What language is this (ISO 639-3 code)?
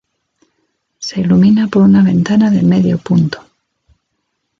spa